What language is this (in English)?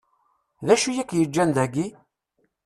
Kabyle